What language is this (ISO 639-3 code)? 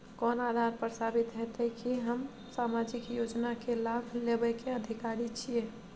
mai